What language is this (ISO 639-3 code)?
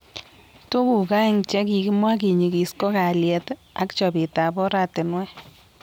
kln